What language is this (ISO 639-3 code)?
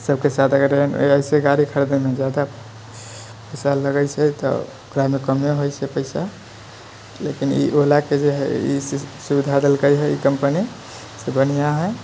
mai